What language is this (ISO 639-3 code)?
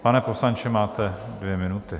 ces